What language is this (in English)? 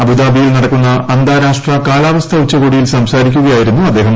Malayalam